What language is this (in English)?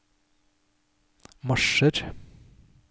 Norwegian